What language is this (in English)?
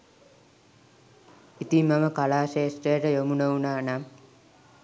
Sinhala